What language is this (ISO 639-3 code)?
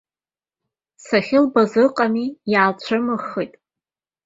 abk